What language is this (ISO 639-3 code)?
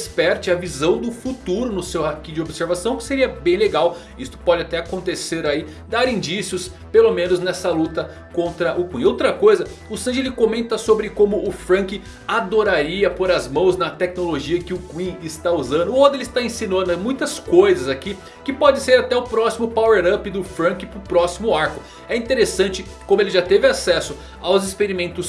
por